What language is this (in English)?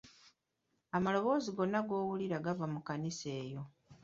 Ganda